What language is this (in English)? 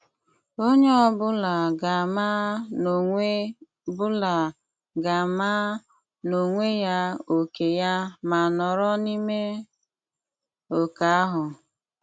Igbo